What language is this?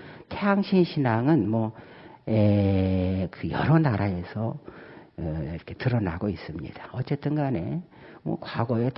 Korean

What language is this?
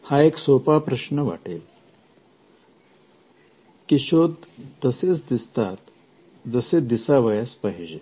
Marathi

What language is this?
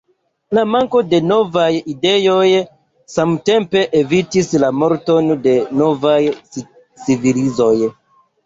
Esperanto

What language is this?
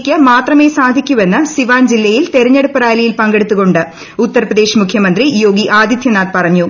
Malayalam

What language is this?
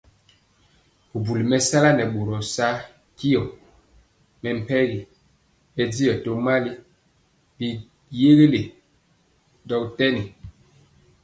Mpiemo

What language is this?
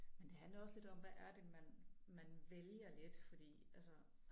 Danish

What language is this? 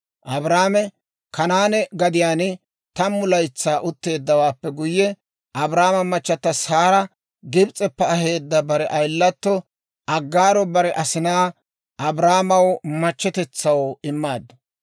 Dawro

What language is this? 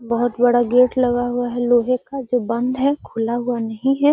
Magahi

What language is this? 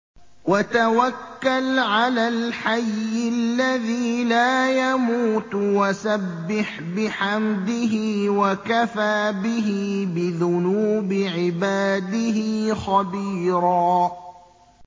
Arabic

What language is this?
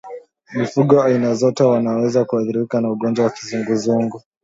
Swahili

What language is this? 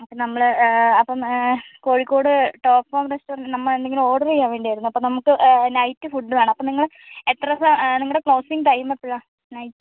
Malayalam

